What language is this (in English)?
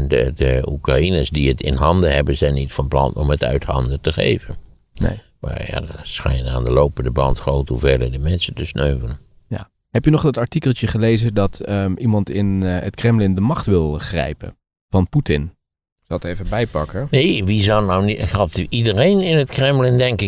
Dutch